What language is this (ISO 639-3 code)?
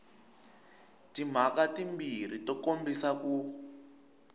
tso